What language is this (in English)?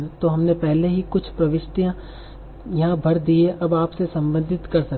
Hindi